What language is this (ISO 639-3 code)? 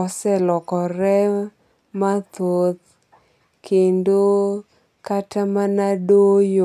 luo